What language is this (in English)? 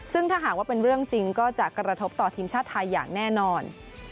Thai